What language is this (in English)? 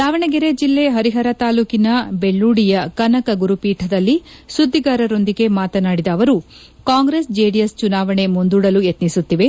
Kannada